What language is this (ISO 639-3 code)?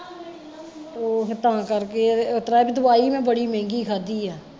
pan